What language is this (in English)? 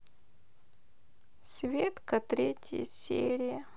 Russian